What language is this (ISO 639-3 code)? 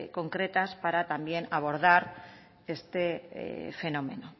spa